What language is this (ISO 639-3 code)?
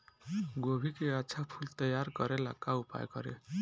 bho